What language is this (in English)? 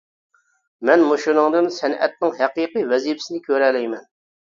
Uyghur